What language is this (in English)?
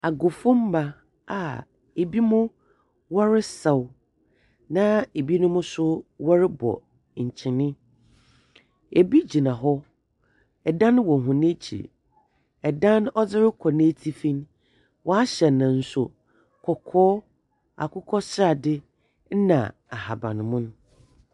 Akan